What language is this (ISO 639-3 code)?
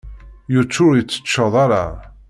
kab